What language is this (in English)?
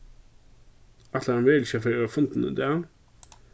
Faroese